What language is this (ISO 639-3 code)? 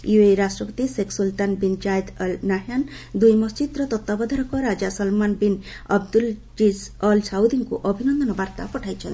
ori